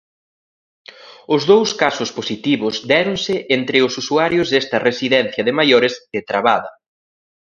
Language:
Galician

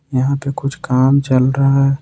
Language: Hindi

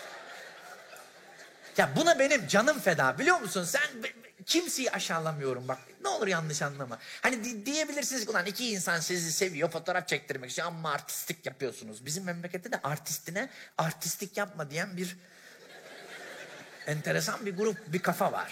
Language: Turkish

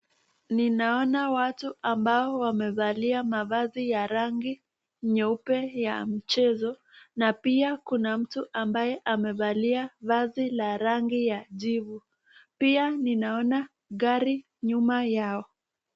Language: Swahili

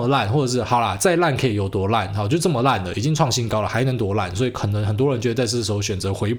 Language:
Chinese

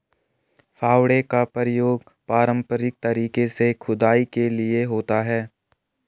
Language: Hindi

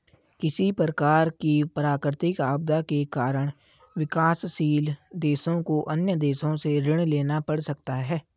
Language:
Hindi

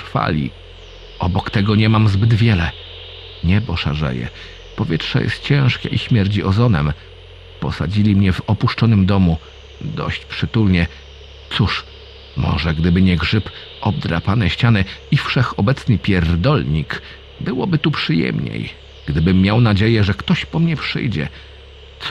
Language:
Polish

